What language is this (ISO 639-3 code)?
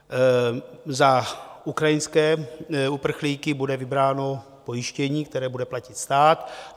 ces